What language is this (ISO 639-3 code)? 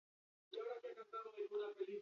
eus